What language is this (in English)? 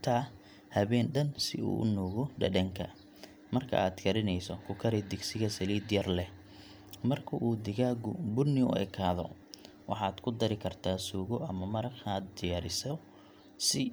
Somali